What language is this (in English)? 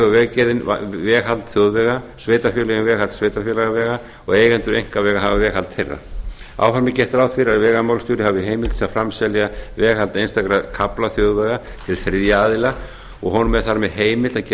Icelandic